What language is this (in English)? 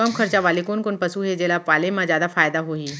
Chhattisgarhi